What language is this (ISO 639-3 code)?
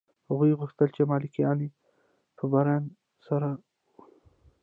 pus